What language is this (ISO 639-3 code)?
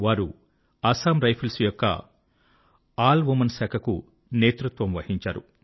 tel